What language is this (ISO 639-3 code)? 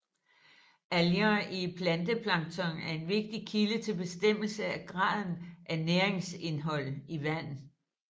dan